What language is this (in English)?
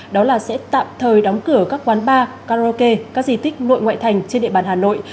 Vietnamese